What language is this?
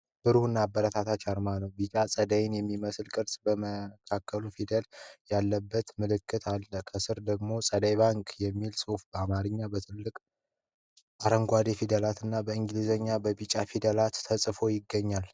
Amharic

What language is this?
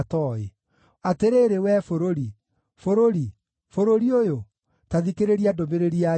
Kikuyu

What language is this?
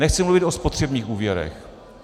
Czech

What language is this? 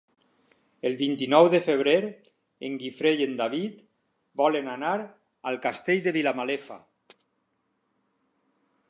Catalan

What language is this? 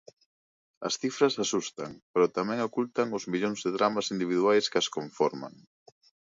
Galician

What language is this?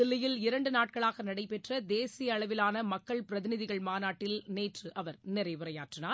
Tamil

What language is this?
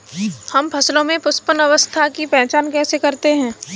Hindi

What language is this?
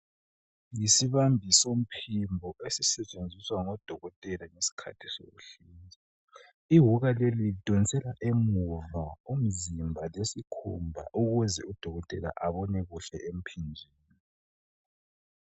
North Ndebele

